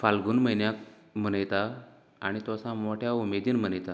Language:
Konkani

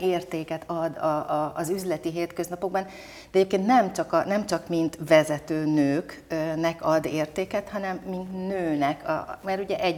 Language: Hungarian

